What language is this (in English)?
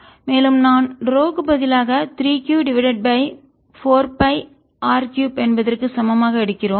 Tamil